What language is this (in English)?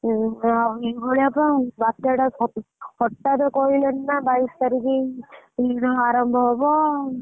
Odia